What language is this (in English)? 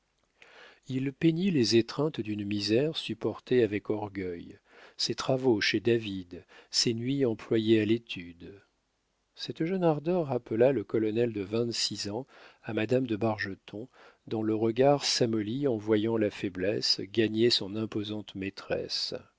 French